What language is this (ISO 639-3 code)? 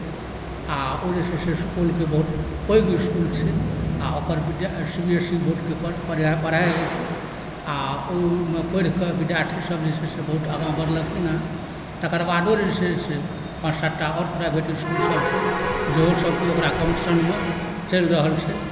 mai